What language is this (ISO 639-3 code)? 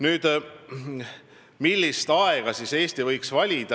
est